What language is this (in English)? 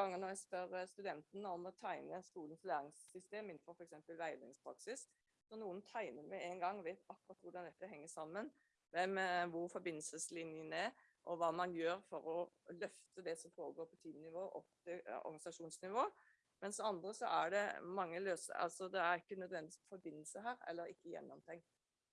Norwegian